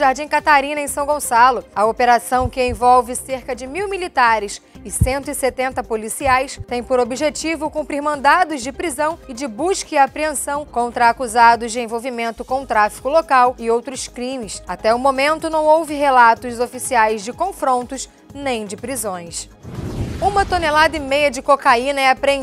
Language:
Portuguese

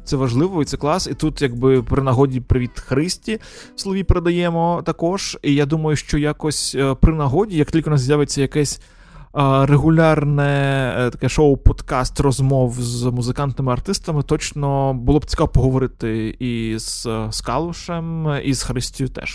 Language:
Ukrainian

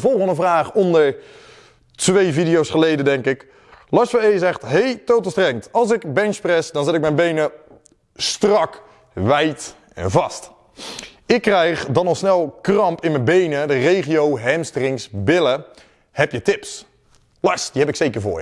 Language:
Dutch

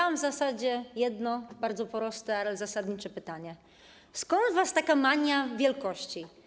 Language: Polish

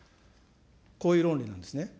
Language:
Japanese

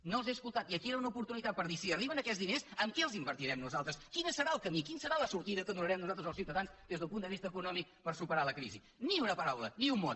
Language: Catalan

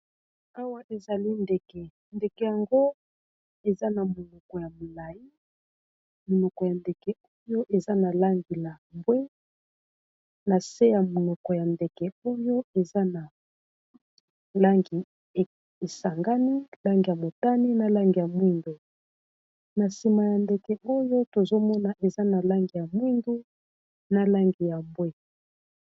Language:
Lingala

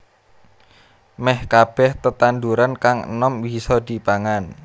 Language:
Javanese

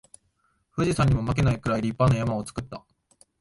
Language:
Japanese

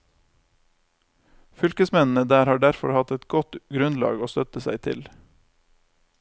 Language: Norwegian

